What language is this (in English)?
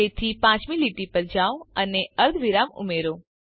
Gujarati